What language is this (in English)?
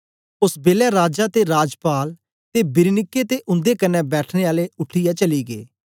Dogri